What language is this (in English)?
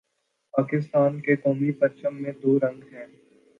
Urdu